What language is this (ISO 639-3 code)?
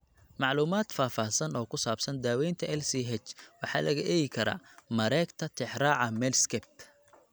som